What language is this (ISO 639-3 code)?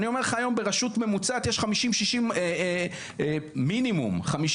heb